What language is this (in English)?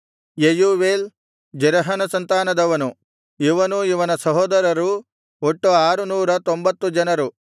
Kannada